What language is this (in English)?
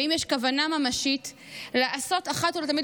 Hebrew